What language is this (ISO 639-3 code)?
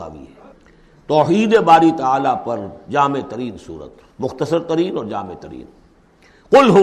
urd